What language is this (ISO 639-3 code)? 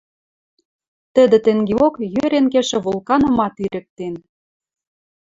mrj